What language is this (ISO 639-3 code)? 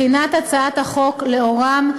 heb